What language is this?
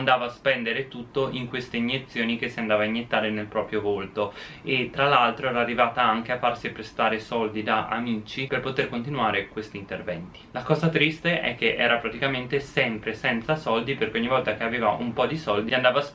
Italian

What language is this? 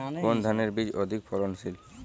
Bangla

